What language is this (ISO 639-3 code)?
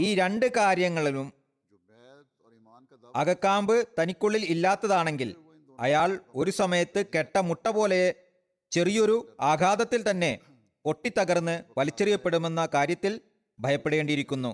mal